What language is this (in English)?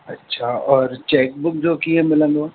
Sindhi